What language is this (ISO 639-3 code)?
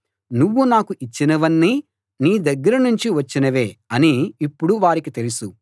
tel